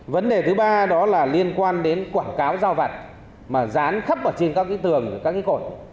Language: Vietnamese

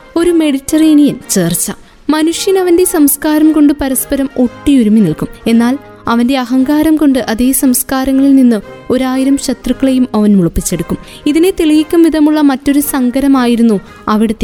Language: Malayalam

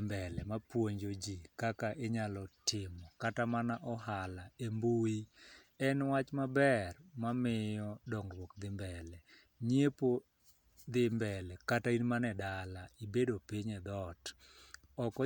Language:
Luo (Kenya and Tanzania)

